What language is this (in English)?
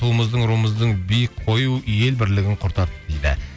Kazakh